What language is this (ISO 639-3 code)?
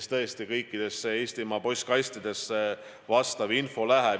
est